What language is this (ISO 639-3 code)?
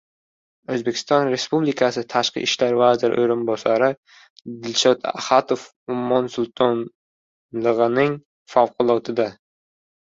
uzb